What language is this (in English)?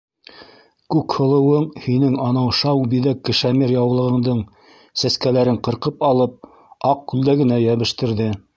Bashkir